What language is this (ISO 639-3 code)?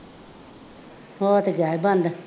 pan